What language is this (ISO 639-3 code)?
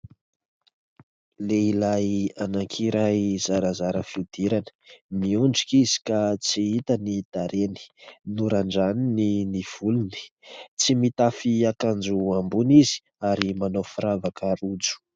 mlg